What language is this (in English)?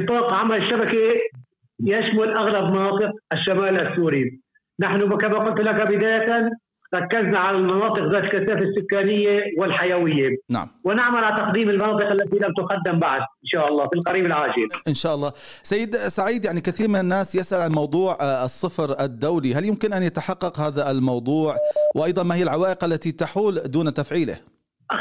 Arabic